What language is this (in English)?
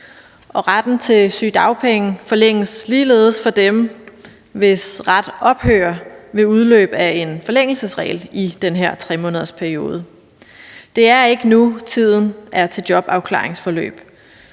Danish